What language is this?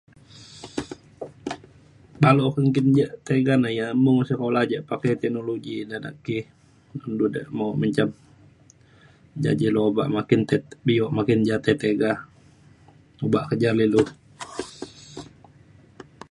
Mainstream Kenyah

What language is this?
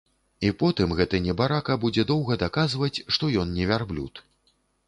Belarusian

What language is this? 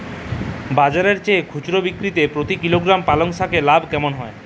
Bangla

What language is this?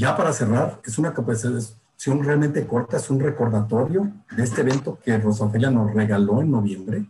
Spanish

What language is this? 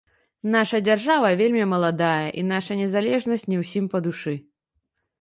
Belarusian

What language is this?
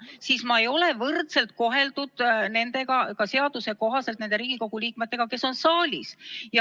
Estonian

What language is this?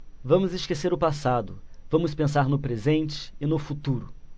Portuguese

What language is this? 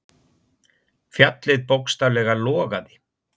Icelandic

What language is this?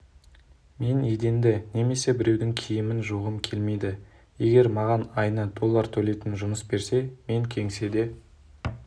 Kazakh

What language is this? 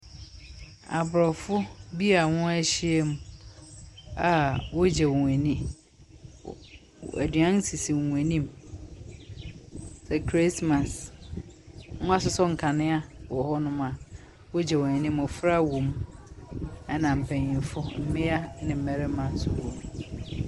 Akan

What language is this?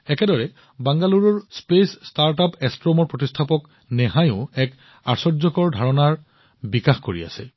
Assamese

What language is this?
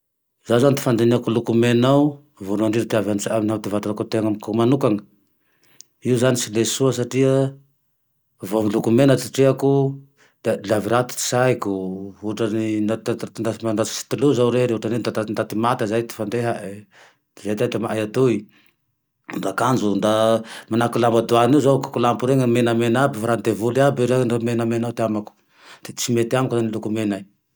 Tandroy-Mahafaly Malagasy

